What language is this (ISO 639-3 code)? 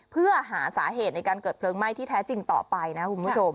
tha